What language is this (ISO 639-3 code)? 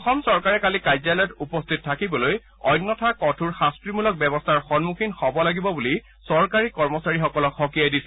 asm